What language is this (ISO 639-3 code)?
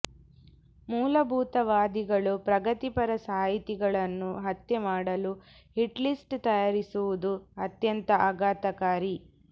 kan